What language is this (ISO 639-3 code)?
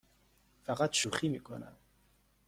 fas